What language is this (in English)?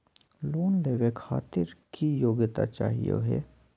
Magahi